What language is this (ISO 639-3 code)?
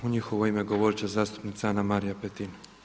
hrv